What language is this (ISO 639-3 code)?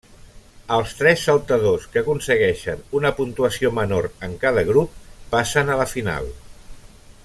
cat